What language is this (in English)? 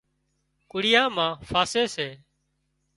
Wadiyara Koli